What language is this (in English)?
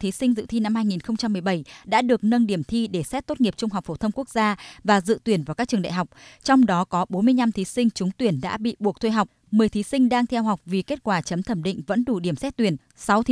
Vietnamese